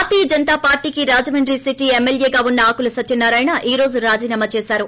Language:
Telugu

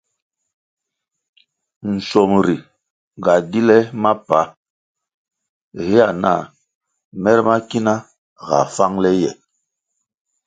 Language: Kwasio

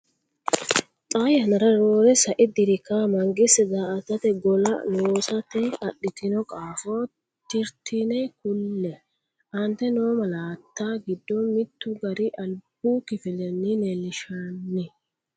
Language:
Sidamo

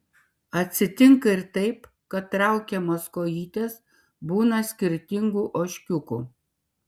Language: Lithuanian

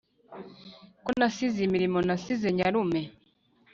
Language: Kinyarwanda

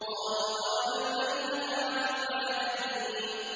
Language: Arabic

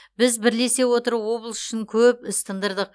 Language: Kazakh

